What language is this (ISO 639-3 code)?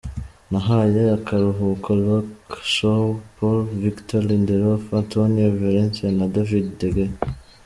kin